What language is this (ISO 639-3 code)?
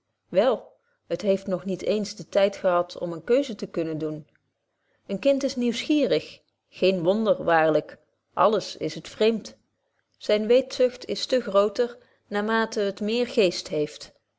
nld